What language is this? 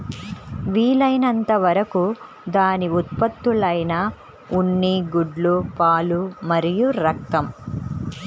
Telugu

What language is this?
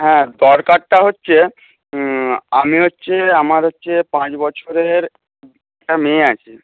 Bangla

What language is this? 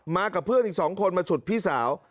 Thai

